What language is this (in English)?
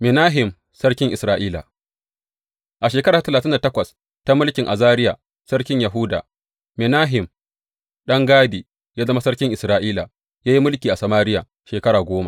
Hausa